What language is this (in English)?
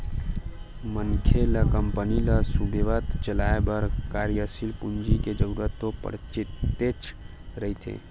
Chhattisgarhi